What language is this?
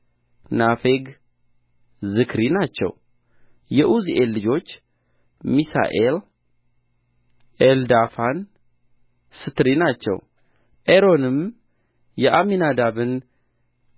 Amharic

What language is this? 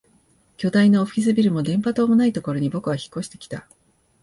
Japanese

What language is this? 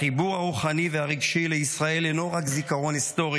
Hebrew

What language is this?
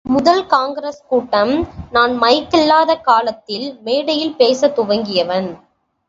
Tamil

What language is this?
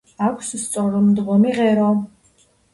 Georgian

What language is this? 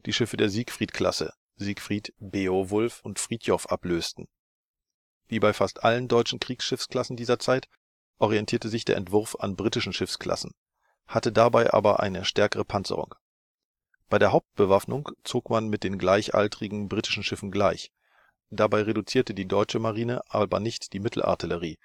German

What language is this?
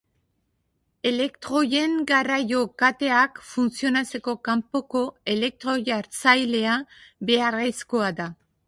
Basque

